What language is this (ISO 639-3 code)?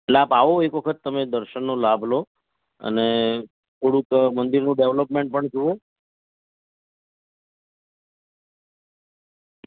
guj